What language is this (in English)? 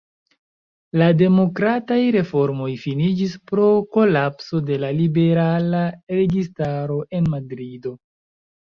Esperanto